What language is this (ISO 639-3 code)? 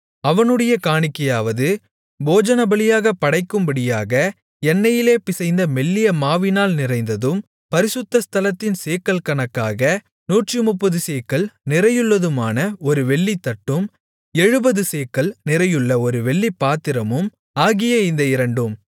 tam